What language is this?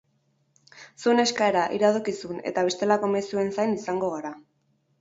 Basque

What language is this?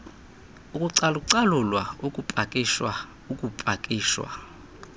Xhosa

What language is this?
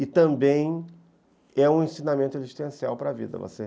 Portuguese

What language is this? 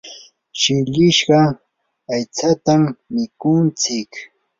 Yanahuanca Pasco Quechua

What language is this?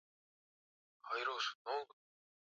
Swahili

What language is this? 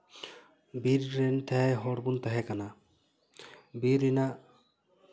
Santali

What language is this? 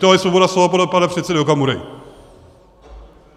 Czech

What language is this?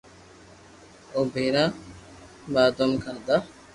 Loarki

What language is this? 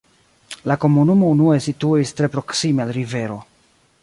Esperanto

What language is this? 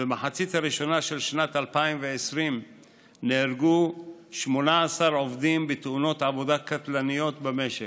Hebrew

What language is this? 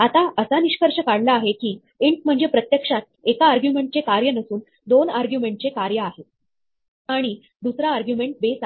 Marathi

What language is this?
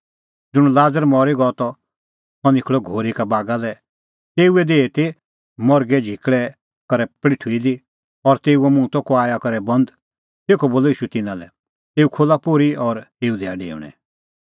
Kullu Pahari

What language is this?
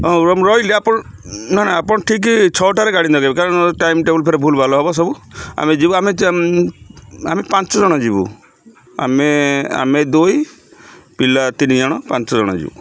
Odia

